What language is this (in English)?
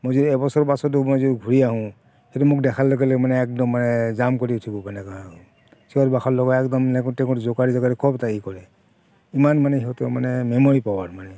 Assamese